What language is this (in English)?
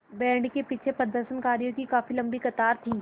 Hindi